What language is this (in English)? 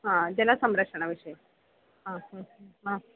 Sanskrit